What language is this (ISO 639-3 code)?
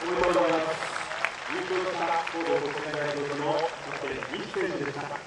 jpn